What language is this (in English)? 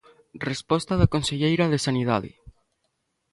Galician